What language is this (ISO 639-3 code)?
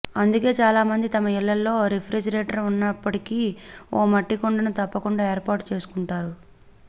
tel